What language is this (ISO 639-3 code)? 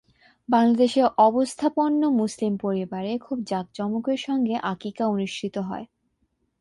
ben